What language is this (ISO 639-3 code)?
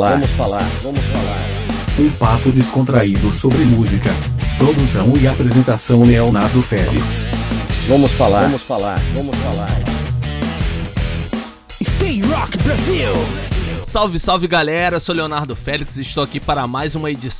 por